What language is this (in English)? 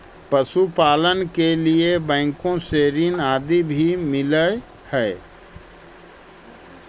Magahi